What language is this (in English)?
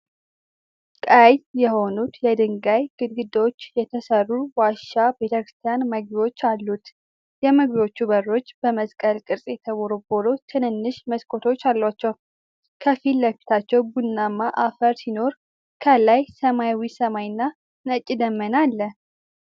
Amharic